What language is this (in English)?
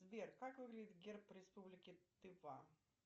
Russian